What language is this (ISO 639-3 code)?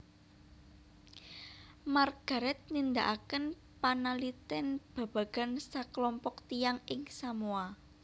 jav